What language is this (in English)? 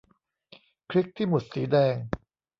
Thai